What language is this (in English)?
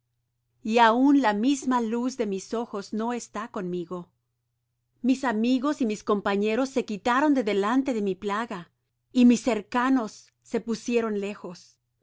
Spanish